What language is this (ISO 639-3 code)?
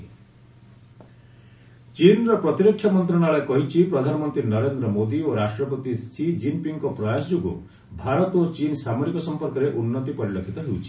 ori